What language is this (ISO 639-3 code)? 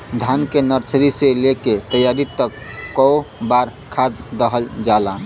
bho